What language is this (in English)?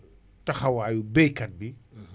Wolof